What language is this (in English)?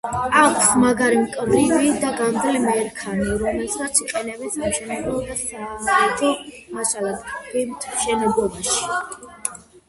Georgian